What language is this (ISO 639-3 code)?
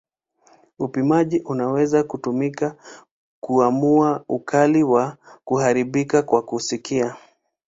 swa